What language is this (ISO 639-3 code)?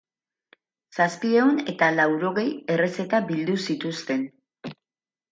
eus